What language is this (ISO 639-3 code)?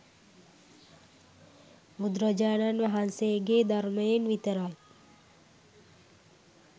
sin